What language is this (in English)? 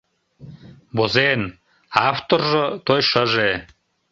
Mari